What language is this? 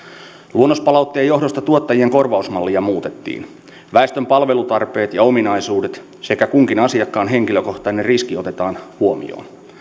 Finnish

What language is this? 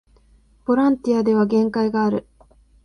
Japanese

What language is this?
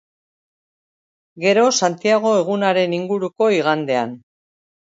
Basque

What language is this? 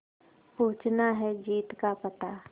Hindi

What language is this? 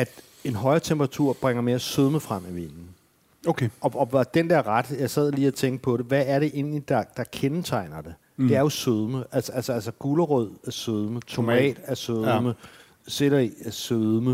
Danish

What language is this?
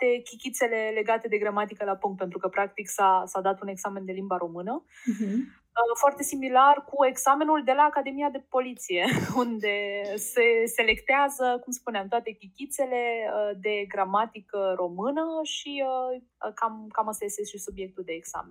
Romanian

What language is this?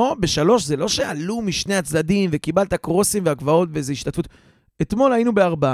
Hebrew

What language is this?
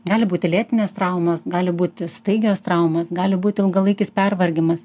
Lithuanian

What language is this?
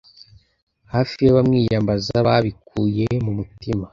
Kinyarwanda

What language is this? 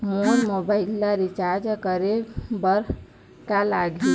Chhattisgarhi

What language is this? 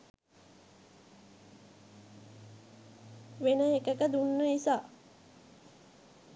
Sinhala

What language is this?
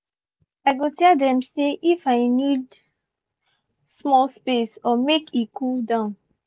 Nigerian Pidgin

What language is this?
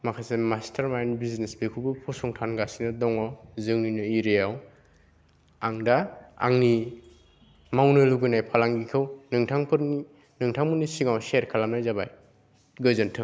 Bodo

